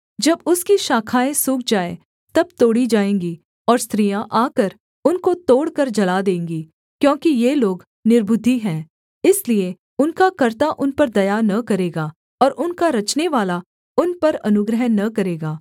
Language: Hindi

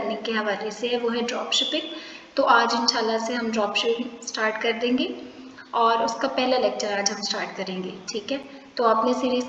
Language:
Urdu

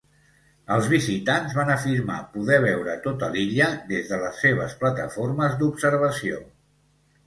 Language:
Catalan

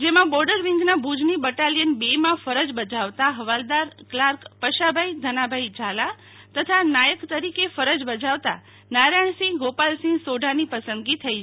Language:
Gujarati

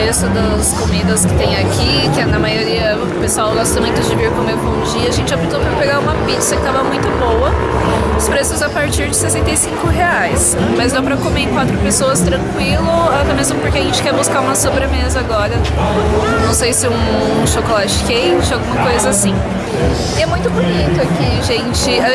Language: Portuguese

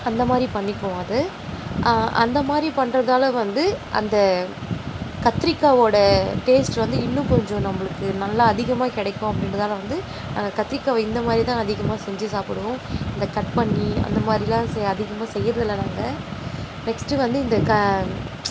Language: Tamil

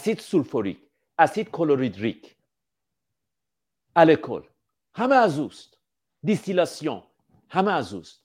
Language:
Persian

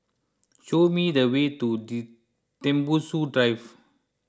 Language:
English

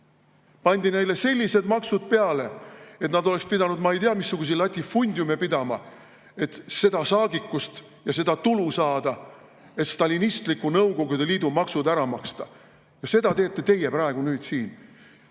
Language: Estonian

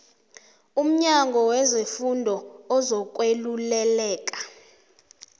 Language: South Ndebele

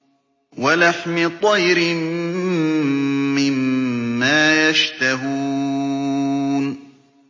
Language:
Arabic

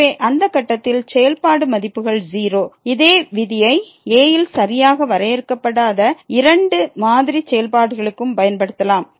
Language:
Tamil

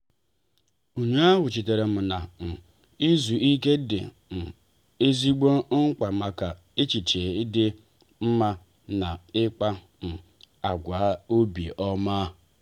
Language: Igbo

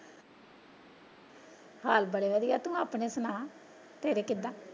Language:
Punjabi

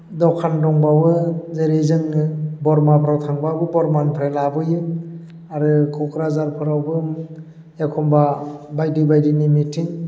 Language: Bodo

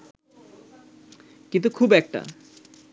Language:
Bangla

